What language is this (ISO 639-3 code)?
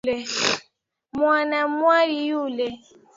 swa